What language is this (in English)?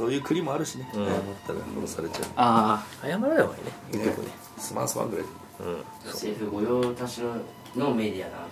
Japanese